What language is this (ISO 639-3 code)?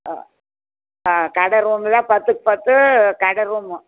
tam